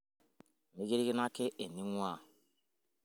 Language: Masai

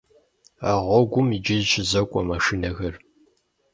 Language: Kabardian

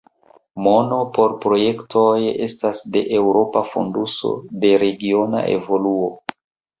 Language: Esperanto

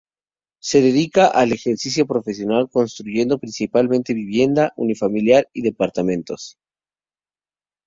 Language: Spanish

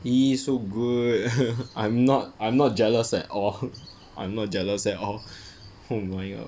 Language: English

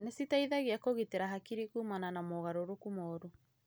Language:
Kikuyu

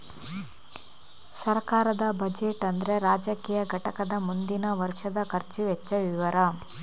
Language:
Kannada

